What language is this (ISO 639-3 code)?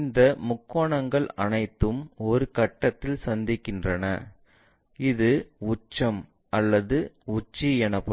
tam